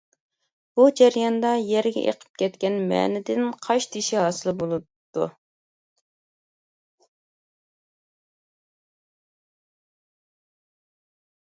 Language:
Uyghur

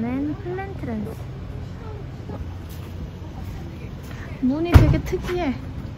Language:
Korean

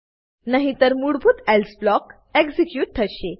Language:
Gujarati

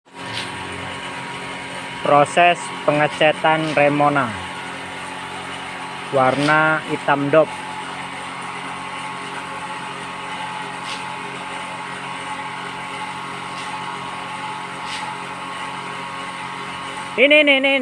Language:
Indonesian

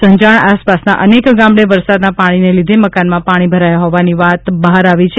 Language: Gujarati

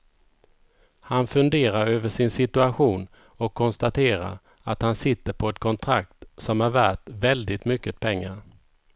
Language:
Swedish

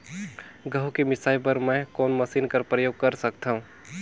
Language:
Chhattisgarhi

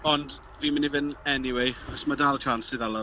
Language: Welsh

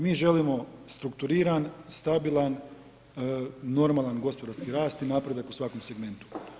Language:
Croatian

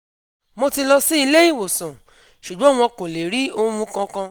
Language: Yoruba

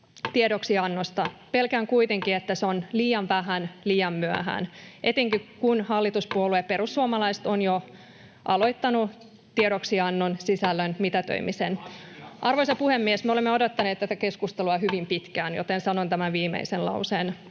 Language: Finnish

